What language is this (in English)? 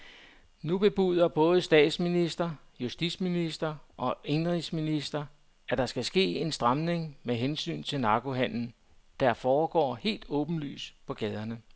Danish